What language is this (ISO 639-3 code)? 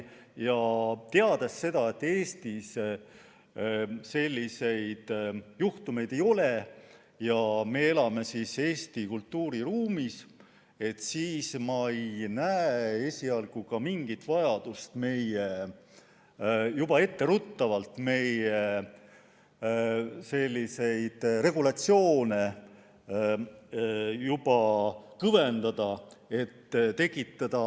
est